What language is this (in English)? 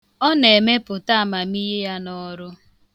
Igbo